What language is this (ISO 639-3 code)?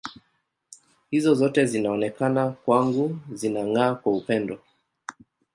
swa